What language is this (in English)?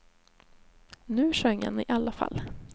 Swedish